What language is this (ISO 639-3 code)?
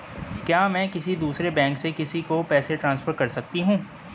hin